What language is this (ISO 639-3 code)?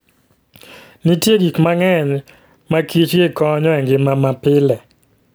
luo